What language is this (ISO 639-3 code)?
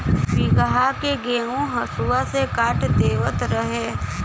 bho